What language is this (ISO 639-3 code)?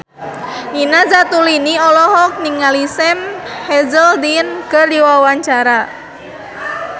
sun